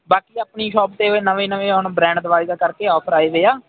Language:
Punjabi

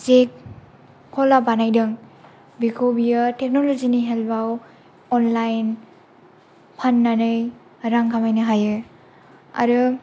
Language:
Bodo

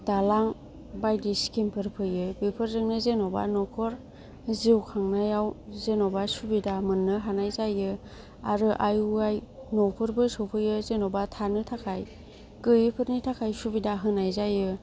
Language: Bodo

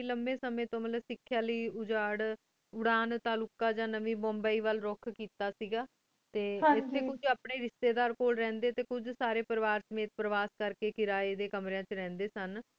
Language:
Punjabi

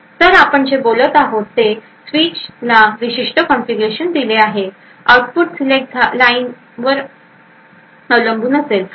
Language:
Marathi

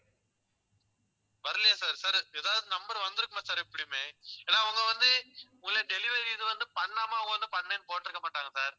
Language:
Tamil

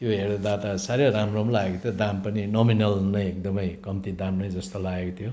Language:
Nepali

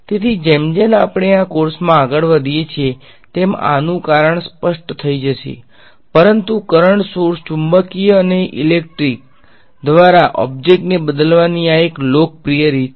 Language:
Gujarati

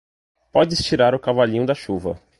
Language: Portuguese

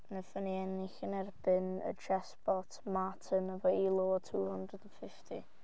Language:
Welsh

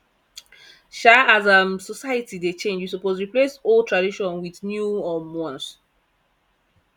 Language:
Nigerian Pidgin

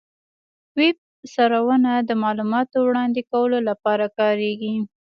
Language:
Pashto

